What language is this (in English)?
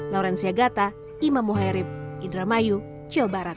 Indonesian